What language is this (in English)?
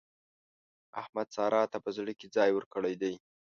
Pashto